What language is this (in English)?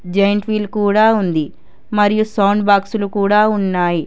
Telugu